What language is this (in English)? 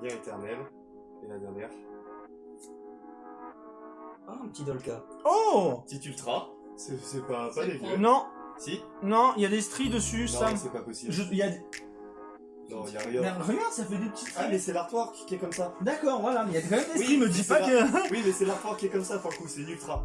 French